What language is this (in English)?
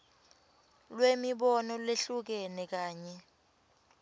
Swati